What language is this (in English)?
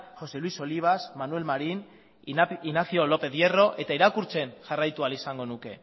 Basque